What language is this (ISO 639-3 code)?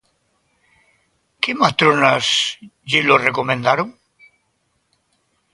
glg